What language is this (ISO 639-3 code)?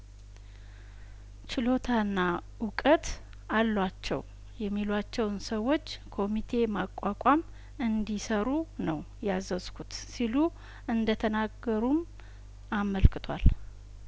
amh